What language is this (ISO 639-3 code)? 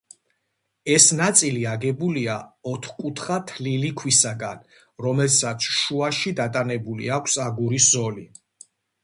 kat